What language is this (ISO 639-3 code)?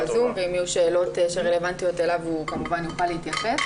heb